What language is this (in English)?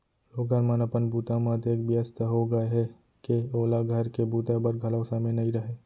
Chhattisgarhi